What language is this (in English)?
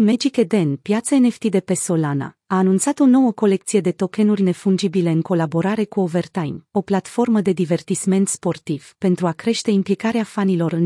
Romanian